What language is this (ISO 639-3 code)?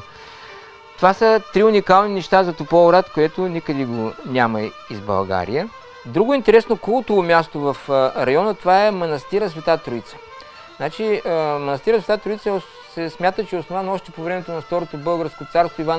bul